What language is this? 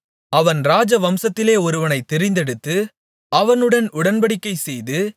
Tamil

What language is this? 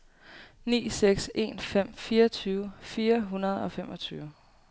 Danish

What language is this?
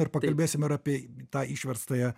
Lithuanian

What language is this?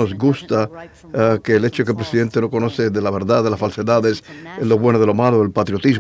Spanish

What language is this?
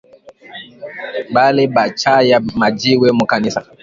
Swahili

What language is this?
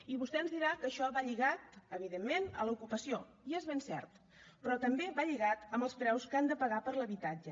Catalan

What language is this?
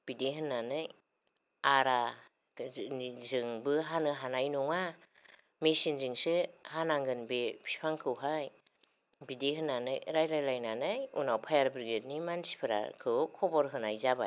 Bodo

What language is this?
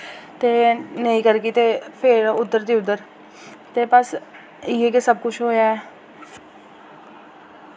Dogri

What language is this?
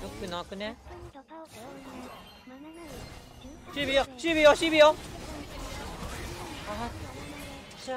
Japanese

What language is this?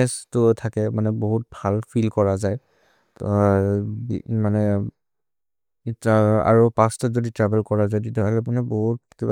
Maria (India)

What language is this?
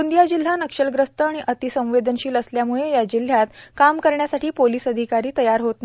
Marathi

